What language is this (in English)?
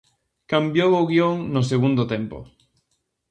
Galician